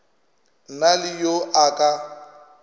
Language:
Northern Sotho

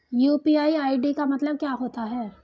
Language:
Hindi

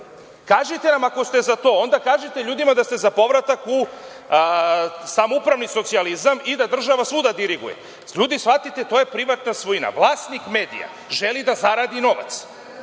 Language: Serbian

